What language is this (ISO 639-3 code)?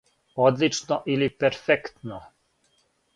srp